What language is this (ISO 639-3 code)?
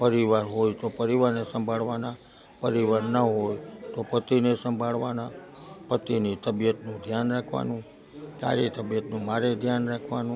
guj